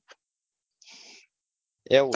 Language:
Gujarati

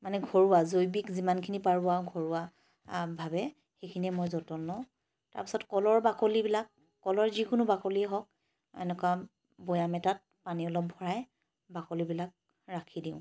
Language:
Assamese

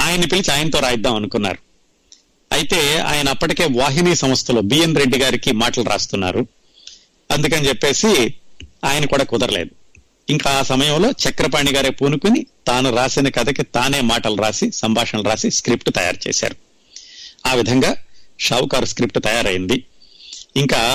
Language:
Telugu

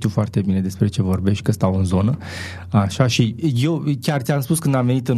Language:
Romanian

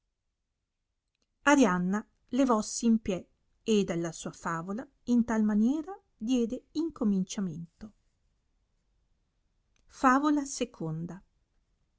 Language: Italian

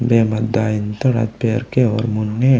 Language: Gondi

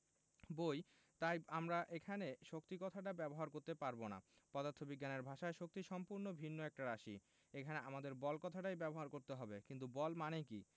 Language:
Bangla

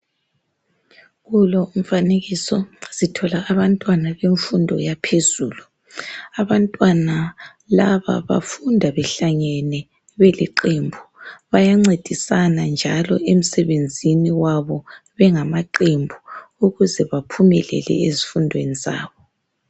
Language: North Ndebele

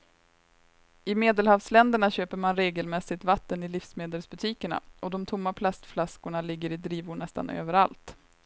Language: Swedish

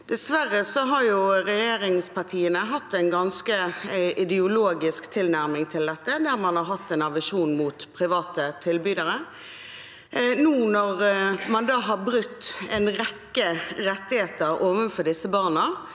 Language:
Norwegian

